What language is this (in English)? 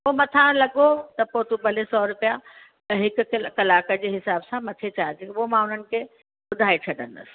Sindhi